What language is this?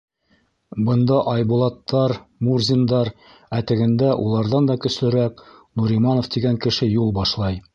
Bashkir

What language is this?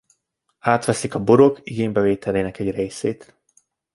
Hungarian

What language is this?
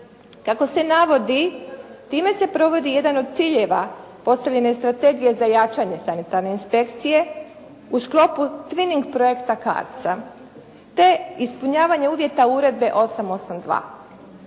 Croatian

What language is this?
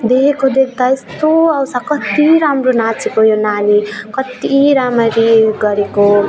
Nepali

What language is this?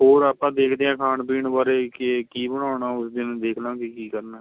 Punjabi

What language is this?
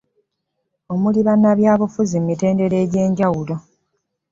Ganda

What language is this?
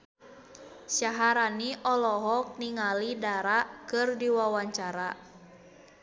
Sundanese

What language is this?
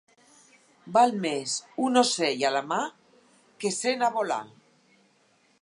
Catalan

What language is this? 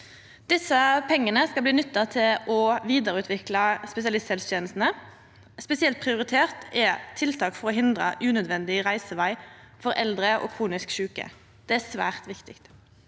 Norwegian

